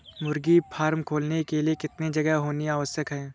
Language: Hindi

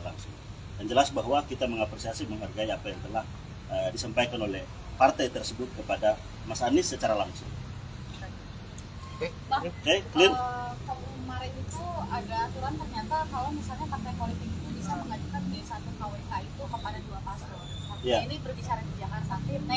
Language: Indonesian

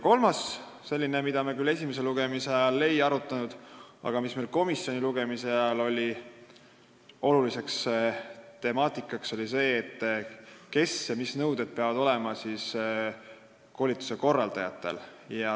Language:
Estonian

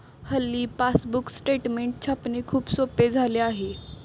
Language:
Marathi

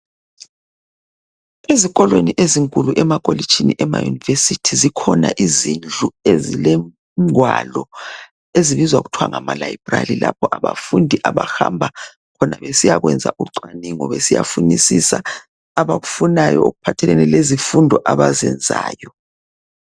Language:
North Ndebele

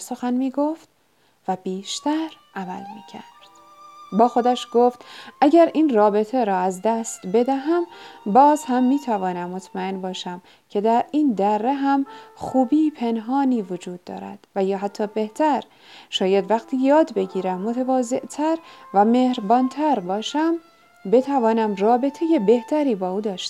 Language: Persian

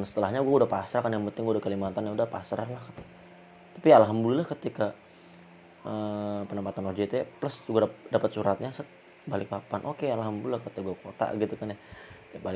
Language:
Indonesian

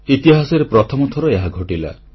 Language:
Odia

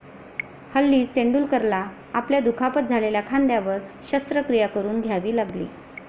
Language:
Marathi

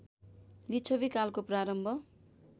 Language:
Nepali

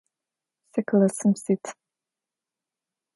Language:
Adyghe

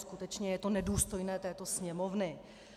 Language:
Czech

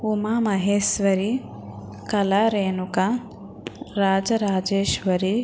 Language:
Telugu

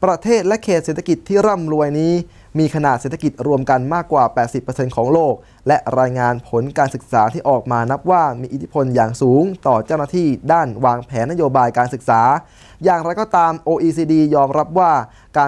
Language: Thai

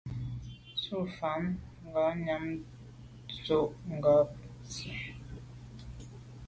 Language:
Medumba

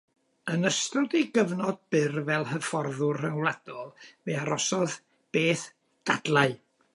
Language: Welsh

